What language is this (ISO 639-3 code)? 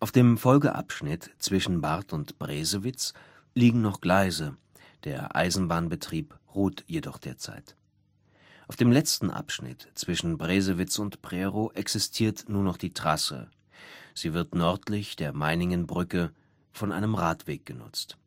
deu